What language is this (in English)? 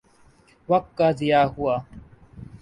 Urdu